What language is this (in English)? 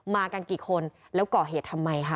Thai